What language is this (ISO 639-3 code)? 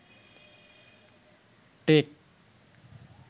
ben